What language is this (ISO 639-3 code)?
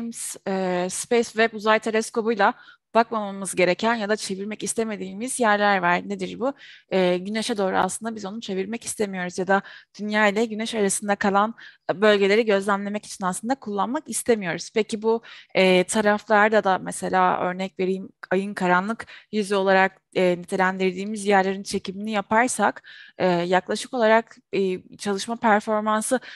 tur